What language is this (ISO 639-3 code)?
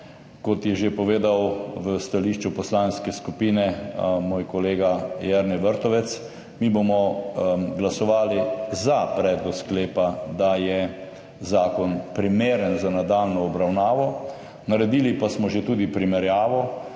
slv